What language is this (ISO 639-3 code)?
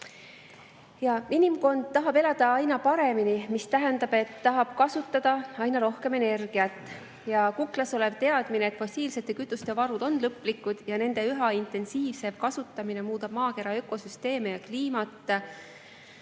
est